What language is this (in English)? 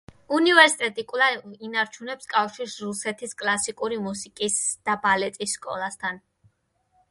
Georgian